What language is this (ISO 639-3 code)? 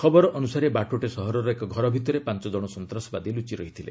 ori